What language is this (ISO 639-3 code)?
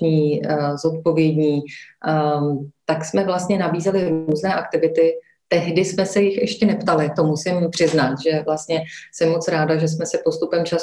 ces